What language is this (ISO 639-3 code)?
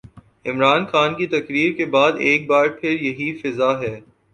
urd